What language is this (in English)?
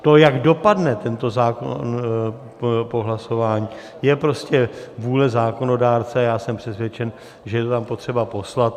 Czech